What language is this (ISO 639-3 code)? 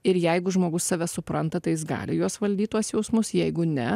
lit